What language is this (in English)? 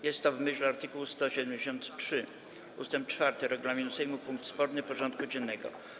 Polish